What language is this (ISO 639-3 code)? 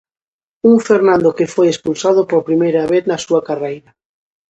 glg